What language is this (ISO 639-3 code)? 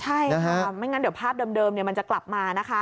tha